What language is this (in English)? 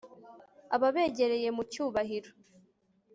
Kinyarwanda